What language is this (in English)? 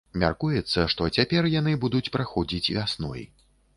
Belarusian